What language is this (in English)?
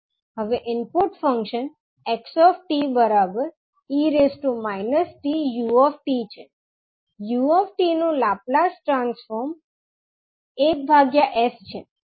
Gujarati